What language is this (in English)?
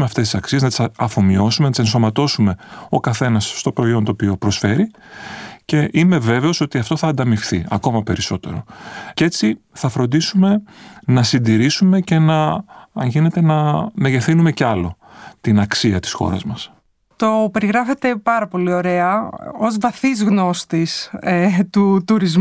Greek